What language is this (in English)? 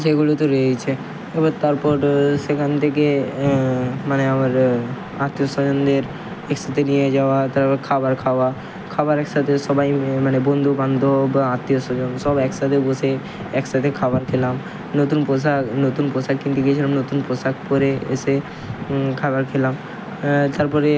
Bangla